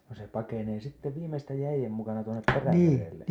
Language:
Finnish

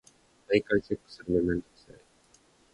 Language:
Japanese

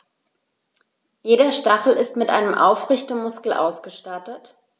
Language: German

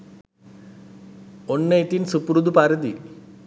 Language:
Sinhala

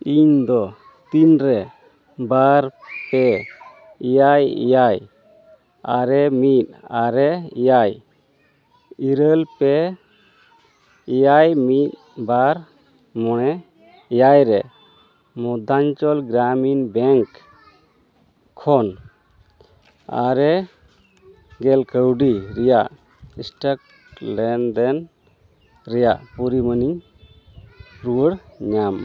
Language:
Santali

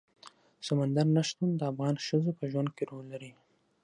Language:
Pashto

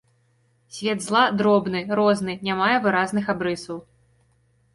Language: Belarusian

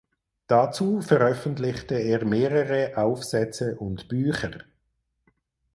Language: German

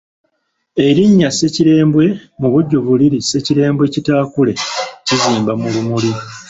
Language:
Ganda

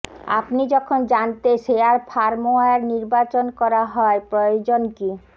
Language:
Bangla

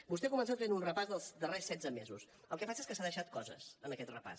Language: Catalan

